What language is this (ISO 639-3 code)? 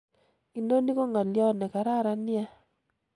kln